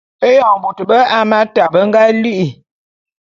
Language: Bulu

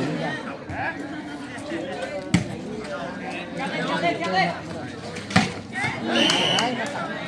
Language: Vietnamese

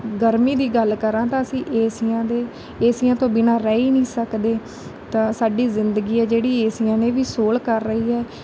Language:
Punjabi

